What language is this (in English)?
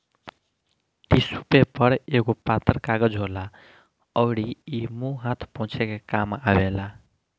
Bhojpuri